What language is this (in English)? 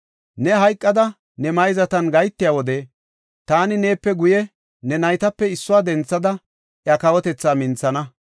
Gofa